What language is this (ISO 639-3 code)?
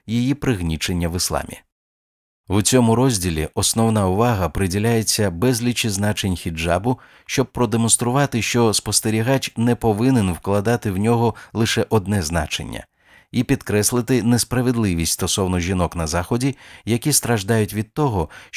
ukr